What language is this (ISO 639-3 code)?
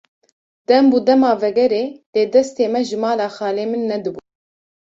kur